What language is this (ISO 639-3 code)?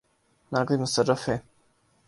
urd